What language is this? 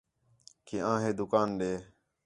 Khetrani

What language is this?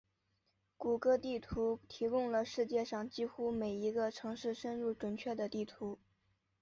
Chinese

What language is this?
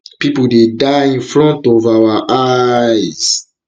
Nigerian Pidgin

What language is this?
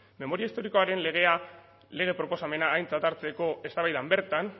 Basque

